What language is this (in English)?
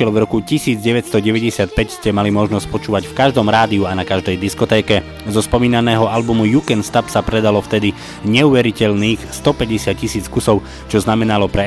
Slovak